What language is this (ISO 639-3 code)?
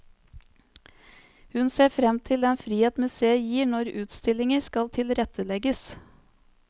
nor